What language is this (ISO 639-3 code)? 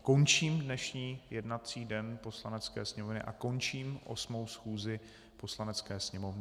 ces